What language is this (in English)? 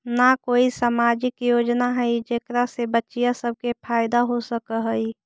Magahi